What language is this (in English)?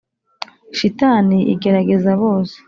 Kinyarwanda